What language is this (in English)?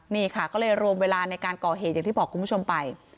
Thai